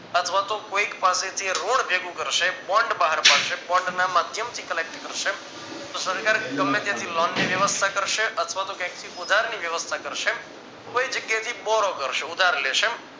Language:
Gujarati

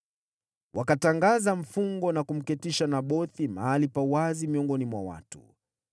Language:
Swahili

